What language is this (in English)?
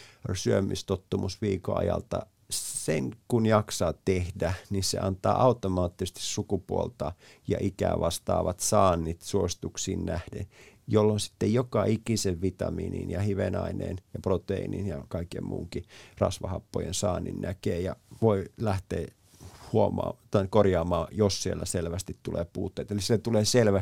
Finnish